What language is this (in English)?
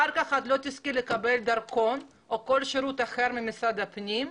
Hebrew